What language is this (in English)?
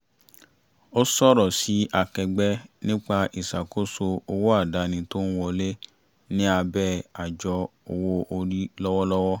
Yoruba